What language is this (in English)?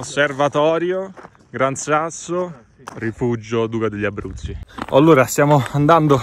Italian